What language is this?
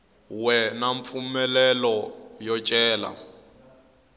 Tsonga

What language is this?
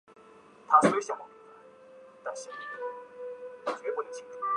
Chinese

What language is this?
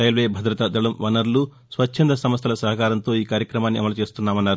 Telugu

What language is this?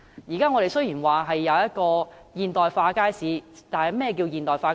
Cantonese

